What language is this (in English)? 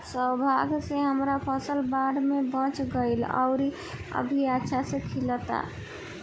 Bhojpuri